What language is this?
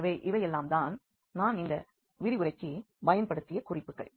Tamil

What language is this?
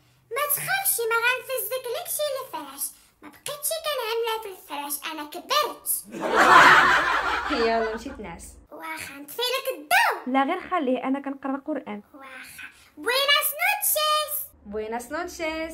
Arabic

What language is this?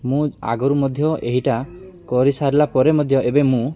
Odia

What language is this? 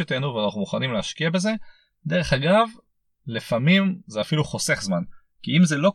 Hebrew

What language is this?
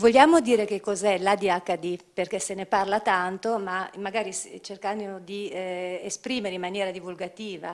Italian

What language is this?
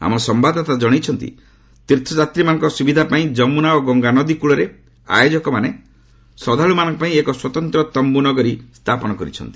Odia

